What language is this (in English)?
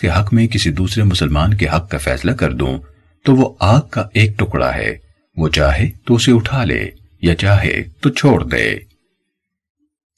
Urdu